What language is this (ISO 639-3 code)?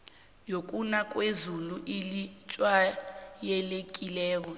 nbl